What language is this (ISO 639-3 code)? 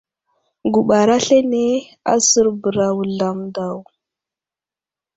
udl